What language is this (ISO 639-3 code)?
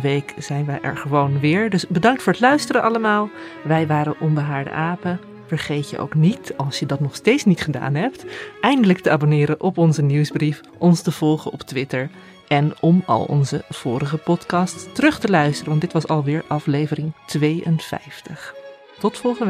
nld